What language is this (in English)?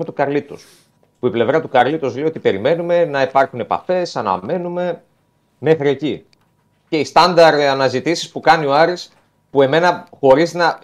Greek